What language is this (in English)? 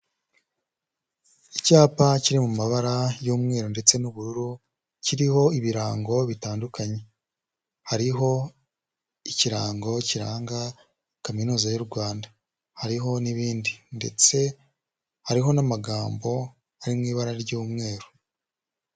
Kinyarwanda